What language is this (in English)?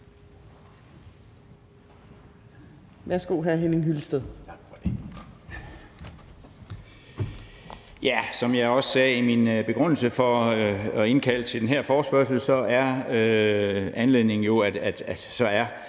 Danish